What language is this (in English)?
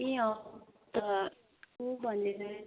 Nepali